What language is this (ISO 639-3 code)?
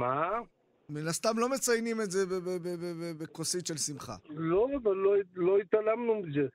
heb